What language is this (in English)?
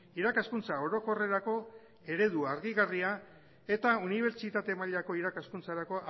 Basque